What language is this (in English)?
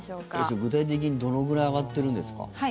Japanese